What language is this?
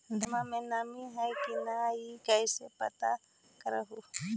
Magahi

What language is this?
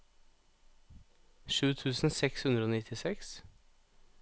Norwegian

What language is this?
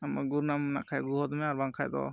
Santali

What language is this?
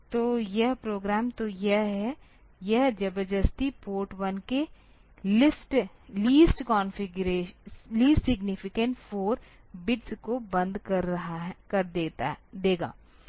Hindi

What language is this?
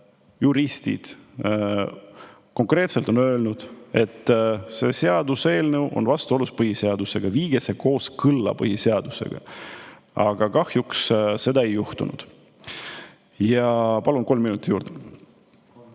Estonian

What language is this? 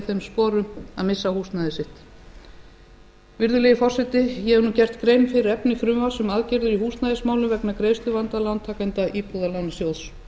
Icelandic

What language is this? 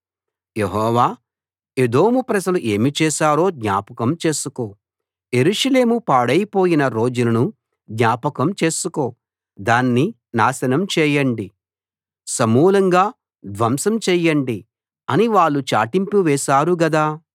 Telugu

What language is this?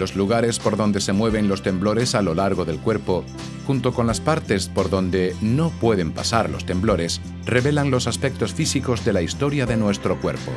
Spanish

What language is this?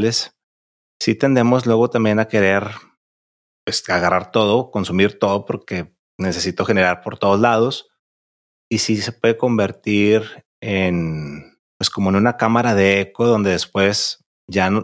Spanish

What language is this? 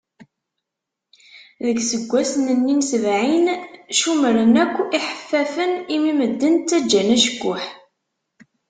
Kabyle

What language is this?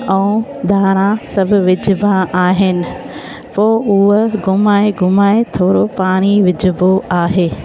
Sindhi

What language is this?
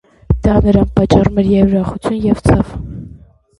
Armenian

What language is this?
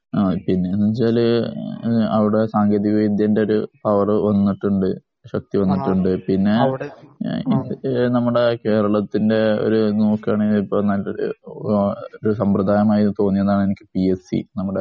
Malayalam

